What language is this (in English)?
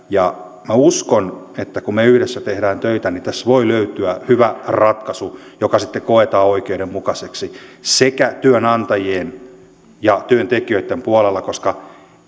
Finnish